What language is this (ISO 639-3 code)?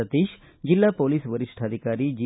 kan